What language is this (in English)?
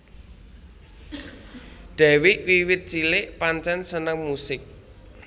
Javanese